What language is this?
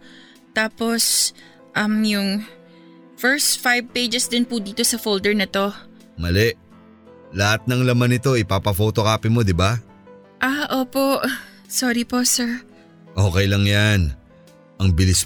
Filipino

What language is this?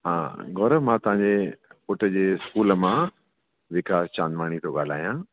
Sindhi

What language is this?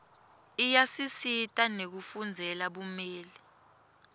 Swati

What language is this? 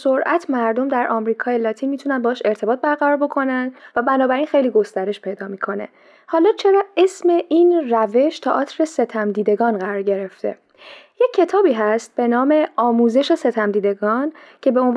Persian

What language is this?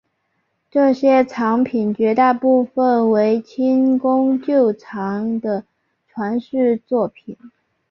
Chinese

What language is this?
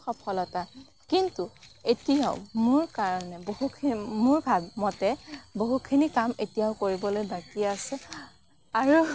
Assamese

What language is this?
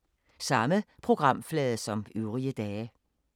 Danish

